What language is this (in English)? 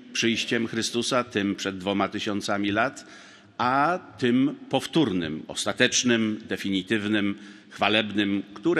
Polish